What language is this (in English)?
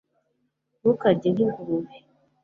Kinyarwanda